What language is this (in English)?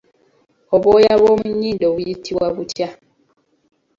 Ganda